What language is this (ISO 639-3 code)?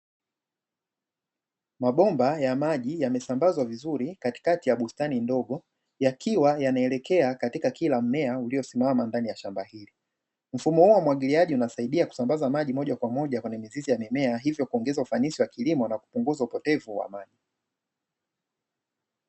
swa